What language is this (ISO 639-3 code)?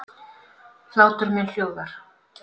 isl